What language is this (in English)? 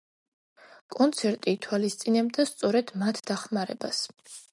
Georgian